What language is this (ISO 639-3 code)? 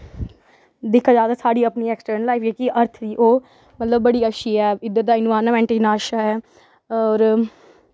doi